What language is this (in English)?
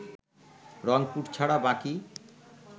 Bangla